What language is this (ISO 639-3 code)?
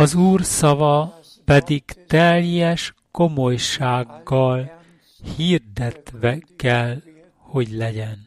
hun